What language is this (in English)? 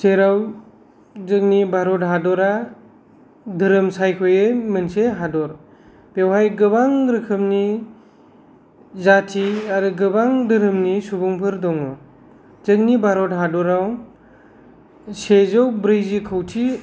Bodo